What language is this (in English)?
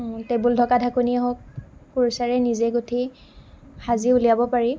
Assamese